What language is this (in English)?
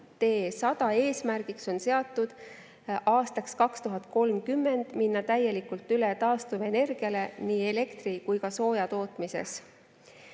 Estonian